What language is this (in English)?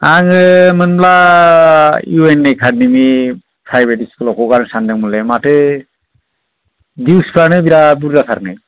Bodo